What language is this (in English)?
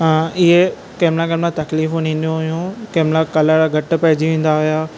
Sindhi